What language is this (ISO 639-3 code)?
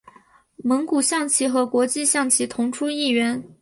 zho